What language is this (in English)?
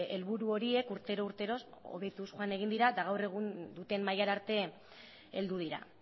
Basque